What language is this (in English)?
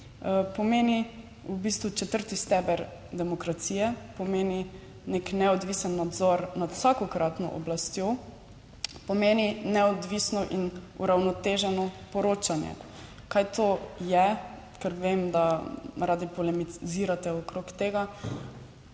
Slovenian